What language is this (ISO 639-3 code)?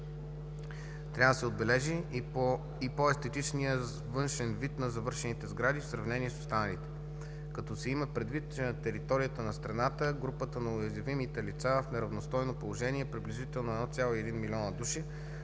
bul